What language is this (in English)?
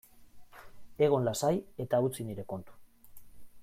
Basque